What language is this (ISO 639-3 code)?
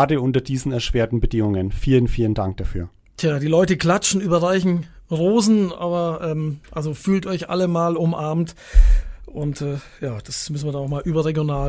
deu